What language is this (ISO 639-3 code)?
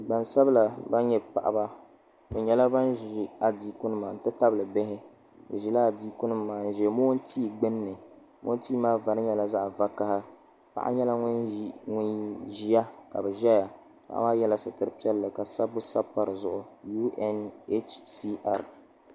dag